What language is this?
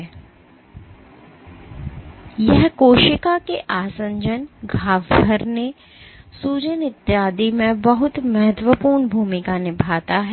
Hindi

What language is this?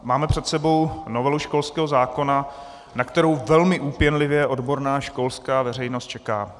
Czech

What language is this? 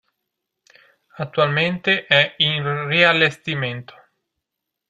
Italian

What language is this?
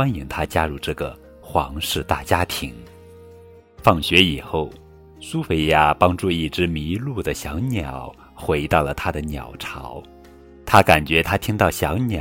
Chinese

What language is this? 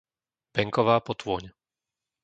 Slovak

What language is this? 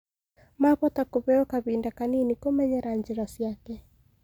Kikuyu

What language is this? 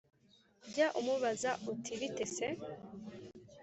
Kinyarwanda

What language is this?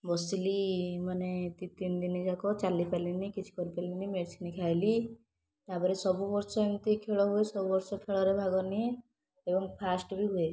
Odia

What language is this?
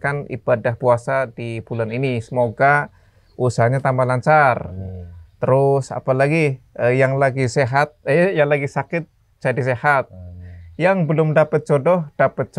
Indonesian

